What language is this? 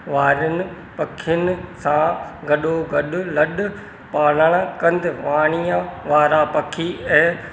Sindhi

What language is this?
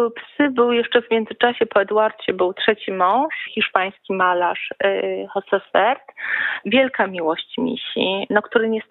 Polish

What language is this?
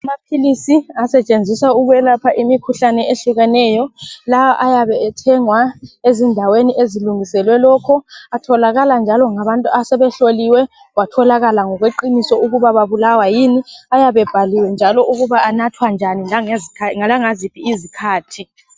North Ndebele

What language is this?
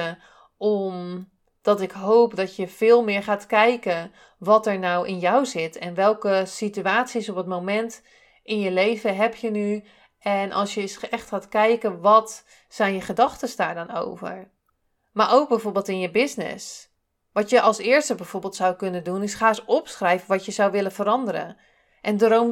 Dutch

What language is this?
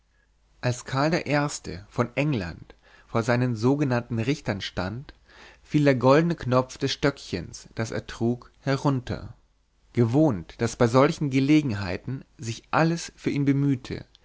German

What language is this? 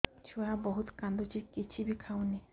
Odia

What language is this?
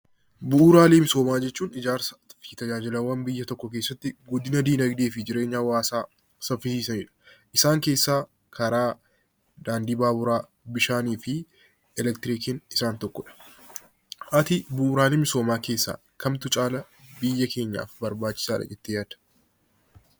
Oromo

